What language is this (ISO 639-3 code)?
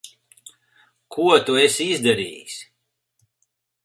lav